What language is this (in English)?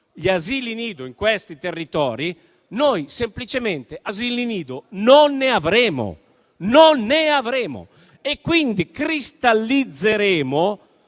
Italian